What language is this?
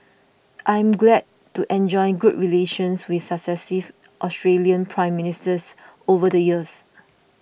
English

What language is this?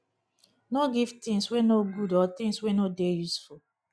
Nigerian Pidgin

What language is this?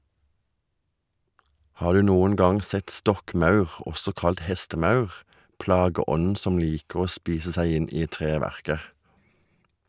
Norwegian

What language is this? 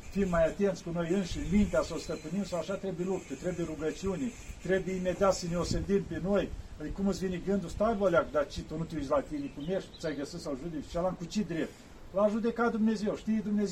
Romanian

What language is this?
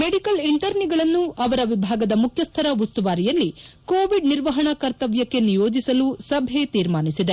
Kannada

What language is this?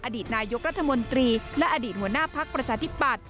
Thai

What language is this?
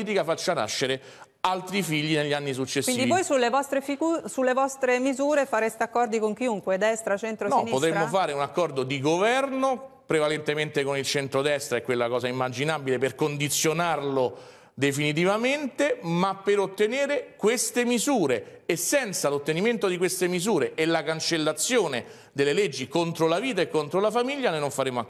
Italian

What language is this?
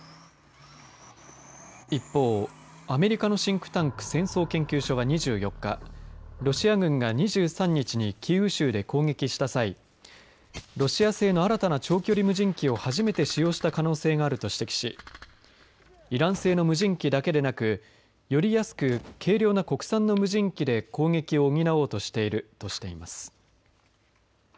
Japanese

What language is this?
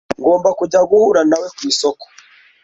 Kinyarwanda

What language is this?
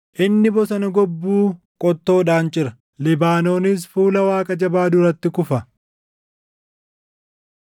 Oromo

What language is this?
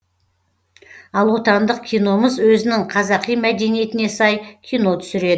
Kazakh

